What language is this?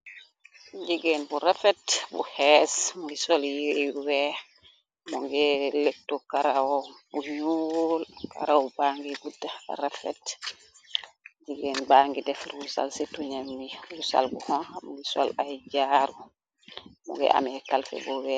Wolof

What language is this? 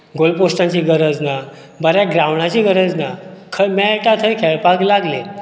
Konkani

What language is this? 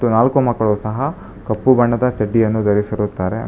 Kannada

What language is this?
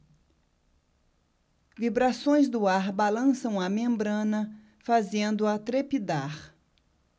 Portuguese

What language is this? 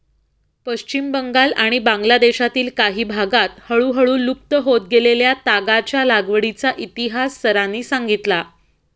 Marathi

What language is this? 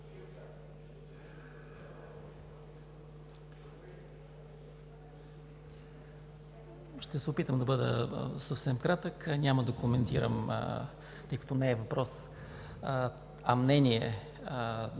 Bulgarian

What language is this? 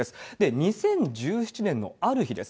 Japanese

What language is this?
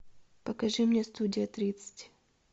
Russian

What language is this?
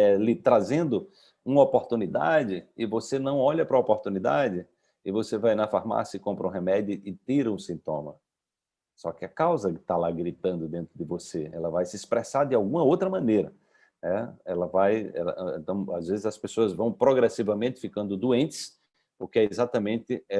Portuguese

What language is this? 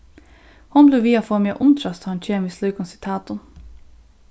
Faroese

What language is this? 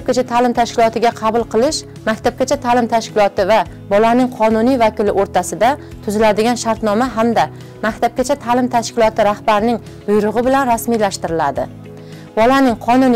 Turkish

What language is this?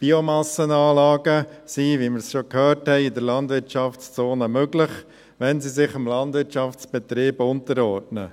Swiss German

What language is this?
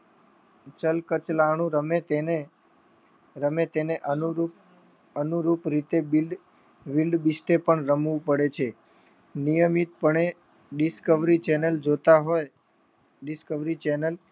Gujarati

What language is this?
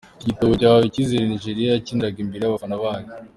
Kinyarwanda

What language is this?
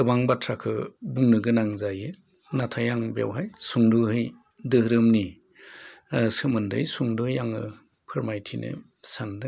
Bodo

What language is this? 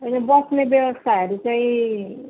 Nepali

